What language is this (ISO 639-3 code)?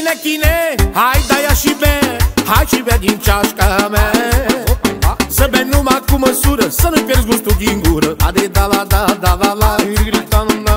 ron